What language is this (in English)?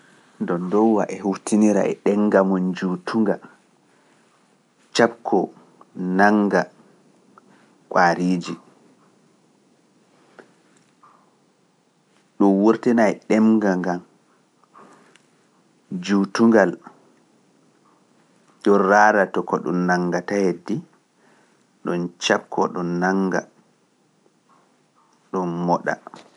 Pular